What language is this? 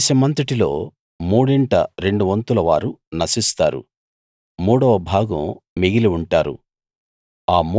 Telugu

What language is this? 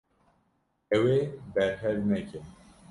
Kurdish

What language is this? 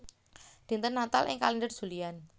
Javanese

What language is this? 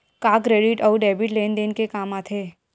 Chhattisgarhi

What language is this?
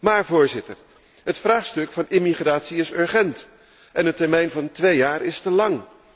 Dutch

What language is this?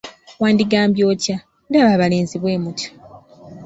Ganda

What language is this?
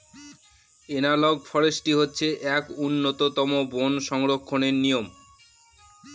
Bangla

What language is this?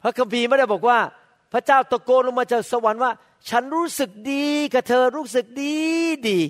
Thai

